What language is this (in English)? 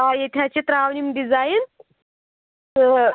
Kashmiri